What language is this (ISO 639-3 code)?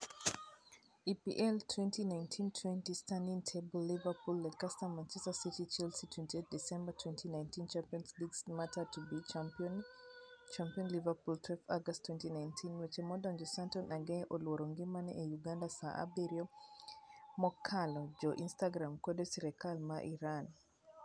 luo